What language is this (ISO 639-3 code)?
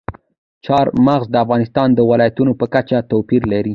pus